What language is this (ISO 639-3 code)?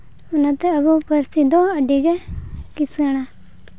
sat